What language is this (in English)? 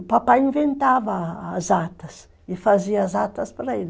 Portuguese